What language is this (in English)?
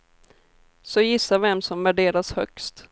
Swedish